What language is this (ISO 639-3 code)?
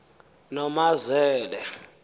xho